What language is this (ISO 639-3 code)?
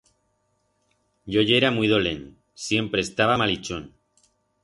arg